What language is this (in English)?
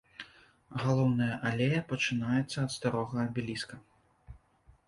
Belarusian